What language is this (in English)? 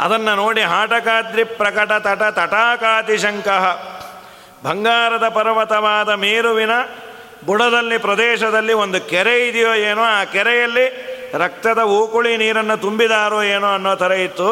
Kannada